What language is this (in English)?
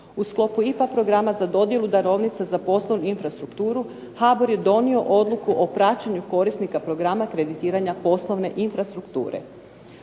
Croatian